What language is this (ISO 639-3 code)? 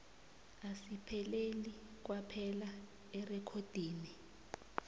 nbl